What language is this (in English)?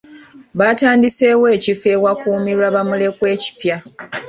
Ganda